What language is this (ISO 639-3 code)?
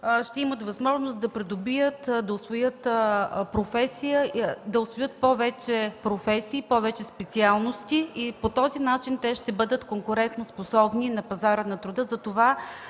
bul